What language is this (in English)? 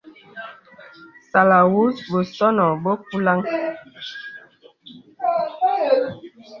Bebele